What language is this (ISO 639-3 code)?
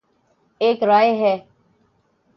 urd